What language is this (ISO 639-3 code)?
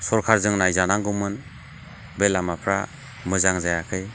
brx